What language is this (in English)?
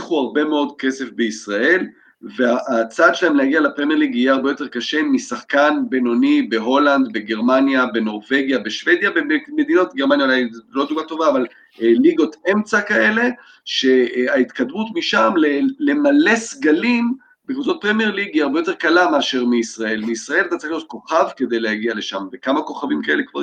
Hebrew